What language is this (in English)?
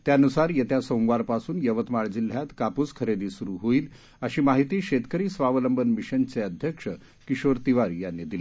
Marathi